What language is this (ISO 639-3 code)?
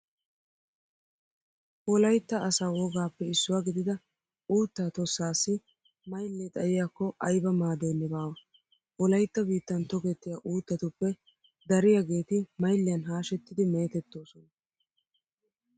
wal